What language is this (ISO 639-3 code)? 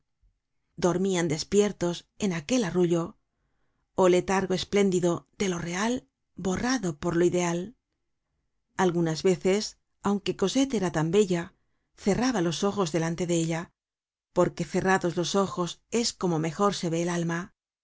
spa